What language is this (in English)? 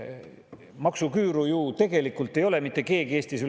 Estonian